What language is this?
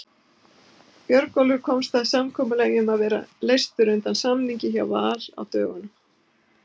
Icelandic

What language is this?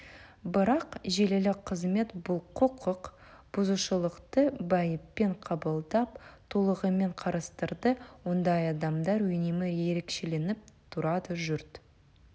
Kazakh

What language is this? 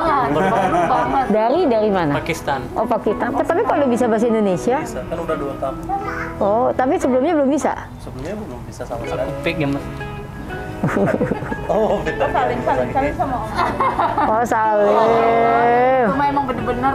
Indonesian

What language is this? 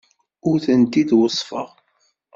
Kabyle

